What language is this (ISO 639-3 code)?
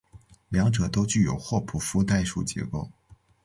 zho